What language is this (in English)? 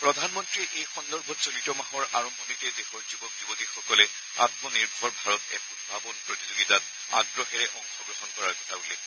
Assamese